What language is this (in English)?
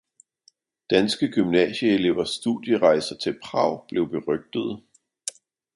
Danish